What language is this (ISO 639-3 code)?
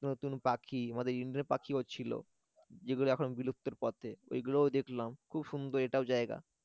ben